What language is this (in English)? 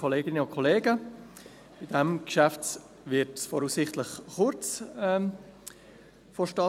Swiss German